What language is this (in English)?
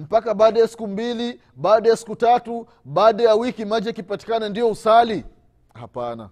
Swahili